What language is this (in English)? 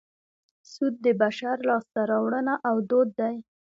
Pashto